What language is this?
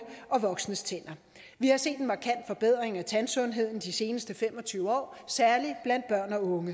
Danish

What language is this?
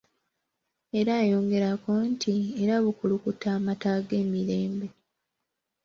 Ganda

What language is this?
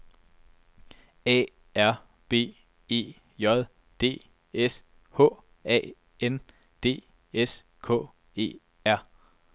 Danish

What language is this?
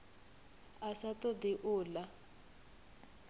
Venda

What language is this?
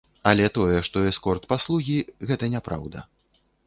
Belarusian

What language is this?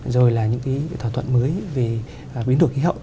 Vietnamese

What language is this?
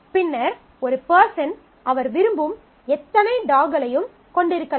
Tamil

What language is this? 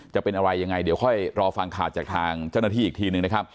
Thai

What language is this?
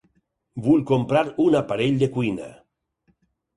Catalan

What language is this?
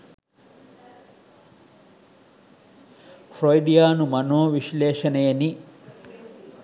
Sinhala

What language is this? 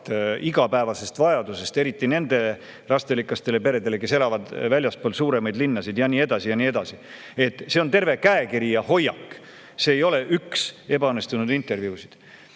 Estonian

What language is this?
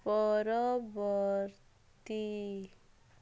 Odia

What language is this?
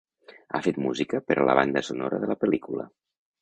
Catalan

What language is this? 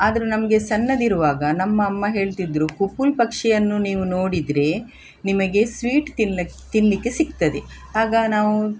Kannada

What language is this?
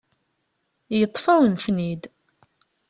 Kabyle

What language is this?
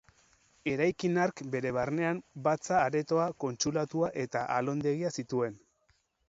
Basque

